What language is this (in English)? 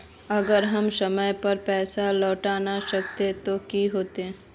Magahi